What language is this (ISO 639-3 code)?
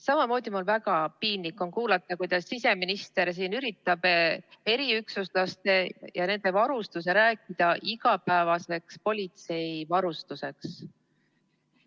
est